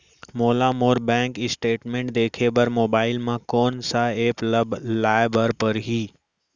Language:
Chhattisgarhi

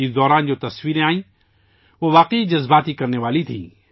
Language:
Urdu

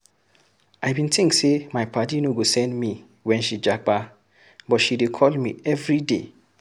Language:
Nigerian Pidgin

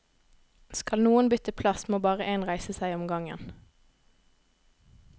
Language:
Norwegian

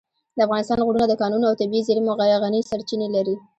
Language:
Pashto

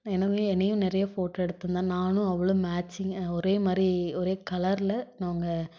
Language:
Tamil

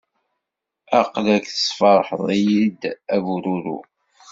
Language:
Kabyle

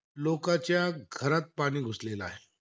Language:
Marathi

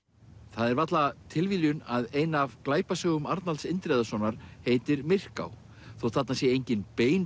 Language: Icelandic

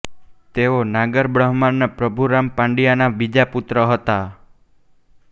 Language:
Gujarati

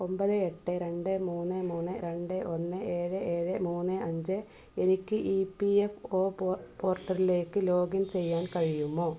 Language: Malayalam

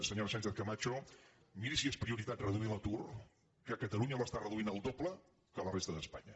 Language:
Catalan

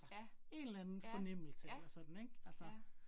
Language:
Danish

